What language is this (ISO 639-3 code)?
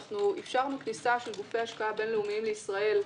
heb